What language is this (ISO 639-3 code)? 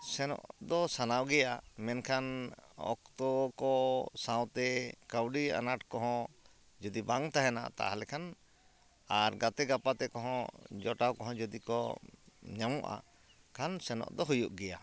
sat